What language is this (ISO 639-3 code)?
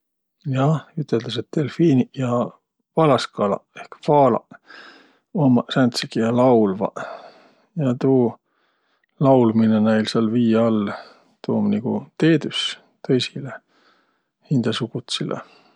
vro